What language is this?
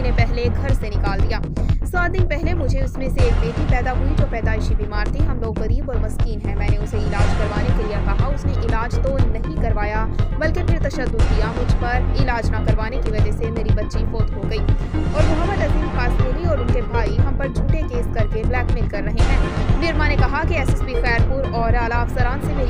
Romanian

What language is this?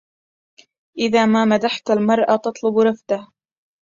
Arabic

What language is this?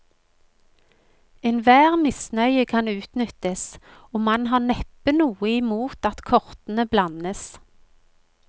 Norwegian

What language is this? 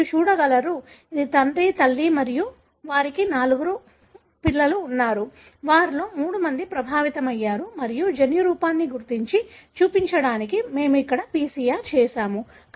Telugu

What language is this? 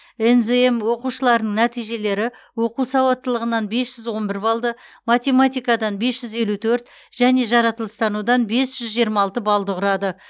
Kazakh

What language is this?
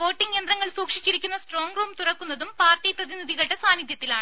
Malayalam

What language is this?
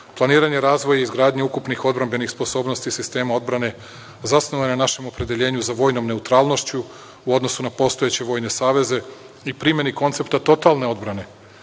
Serbian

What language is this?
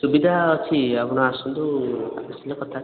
Odia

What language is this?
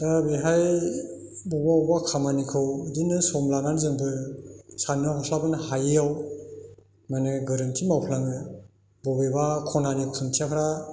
Bodo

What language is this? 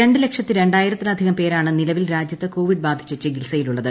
Malayalam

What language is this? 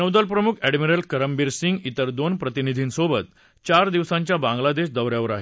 Marathi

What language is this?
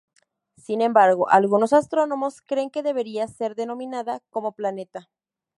Spanish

